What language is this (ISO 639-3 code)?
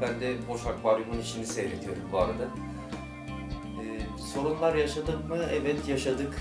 tur